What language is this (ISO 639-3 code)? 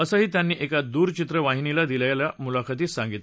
mar